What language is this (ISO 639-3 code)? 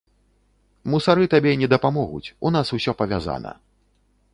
bel